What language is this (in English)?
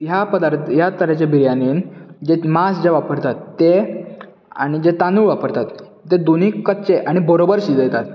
Konkani